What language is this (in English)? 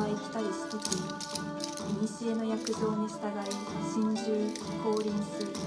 Japanese